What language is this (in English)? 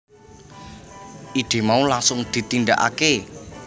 Javanese